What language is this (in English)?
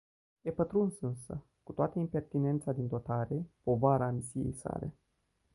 Romanian